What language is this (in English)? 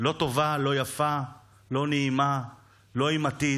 Hebrew